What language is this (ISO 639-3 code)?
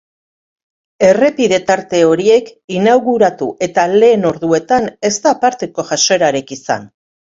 eus